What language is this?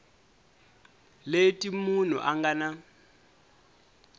Tsonga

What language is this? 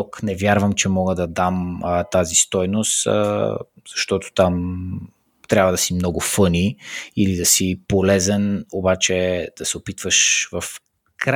Bulgarian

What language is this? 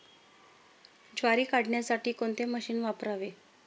Marathi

